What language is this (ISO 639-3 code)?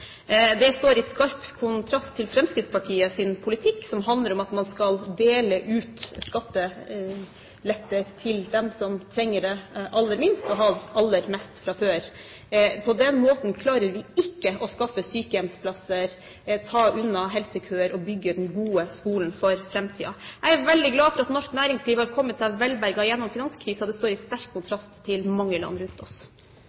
nob